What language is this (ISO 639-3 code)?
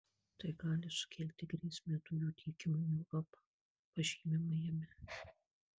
lit